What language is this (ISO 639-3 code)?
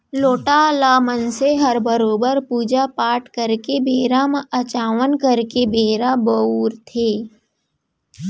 hne